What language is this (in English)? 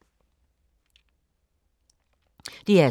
Danish